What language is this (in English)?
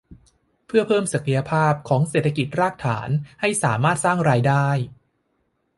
Thai